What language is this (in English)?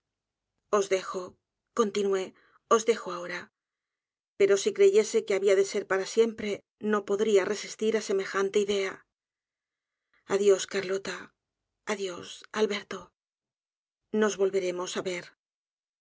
Spanish